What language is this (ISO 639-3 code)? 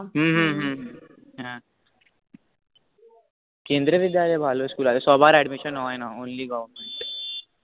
ben